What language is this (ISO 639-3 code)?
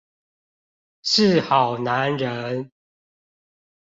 zho